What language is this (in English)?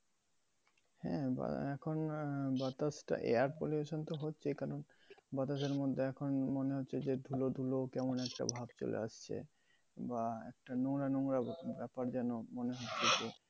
Bangla